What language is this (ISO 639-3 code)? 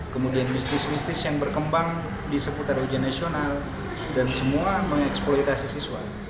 ind